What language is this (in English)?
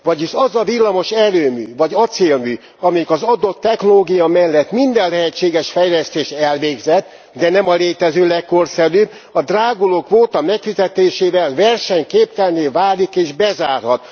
Hungarian